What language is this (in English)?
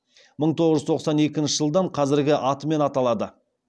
Kazakh